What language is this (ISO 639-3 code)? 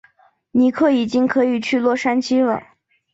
zho